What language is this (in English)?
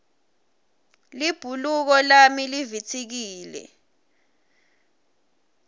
Swati